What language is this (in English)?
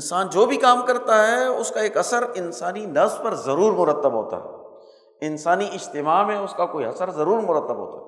Urdu